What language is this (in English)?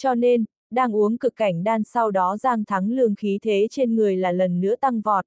Vietnamese